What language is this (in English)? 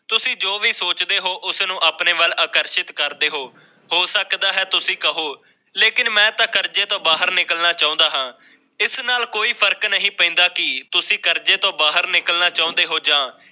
Punjabi